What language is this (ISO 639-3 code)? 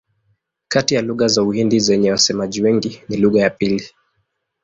swa